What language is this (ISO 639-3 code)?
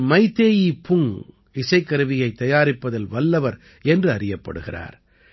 tam